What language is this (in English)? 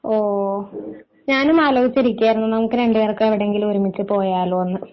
Malayalam